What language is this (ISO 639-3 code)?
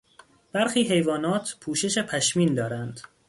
fas